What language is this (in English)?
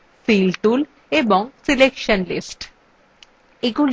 Bangla